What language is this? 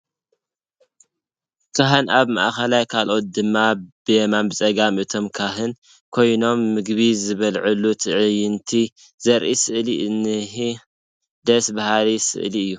Tigrinya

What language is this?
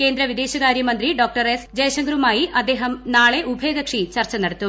Malayalam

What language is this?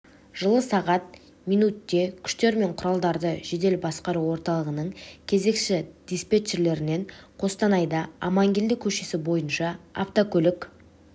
Kazakh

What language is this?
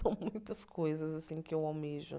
Portuguese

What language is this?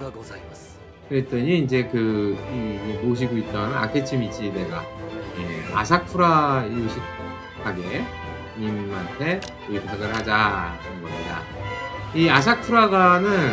Korean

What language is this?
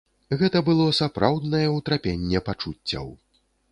Belarusian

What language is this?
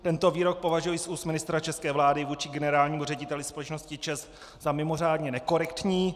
Czech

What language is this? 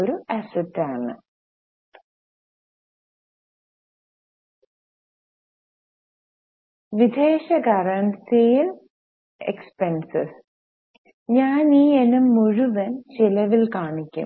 Malayalam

